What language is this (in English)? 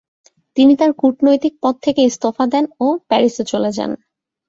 Bangla